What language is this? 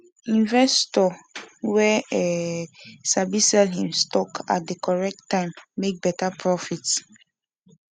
Nigerian Pidgin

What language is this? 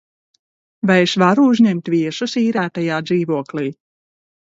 Latvian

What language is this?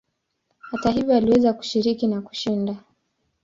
Swahili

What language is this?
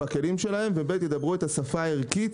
Hebrew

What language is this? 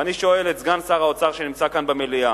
Hebrew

